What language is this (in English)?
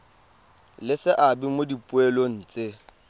Tswana